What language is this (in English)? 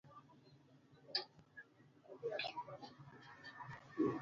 Luo (Kenya and Tanzania)